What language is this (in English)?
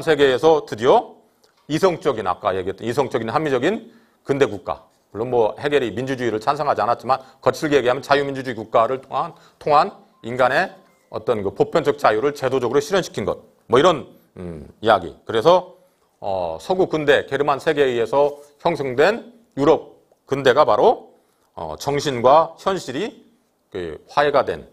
Korean